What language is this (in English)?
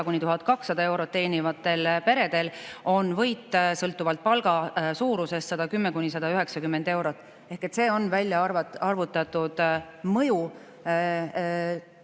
Estonian